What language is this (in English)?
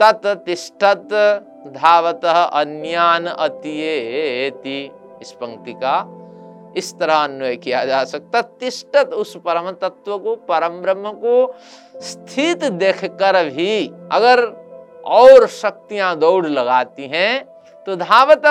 Hindi